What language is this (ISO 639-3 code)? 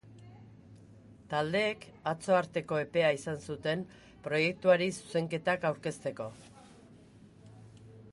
eus